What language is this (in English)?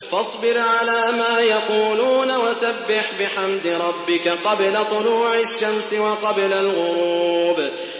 Arabic